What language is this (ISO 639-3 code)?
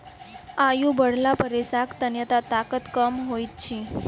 mai